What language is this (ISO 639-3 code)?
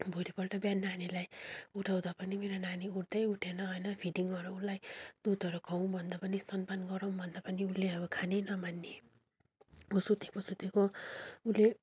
nep